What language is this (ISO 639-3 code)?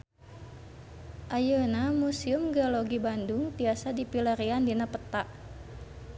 sun